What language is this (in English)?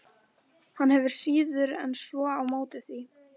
Icelandic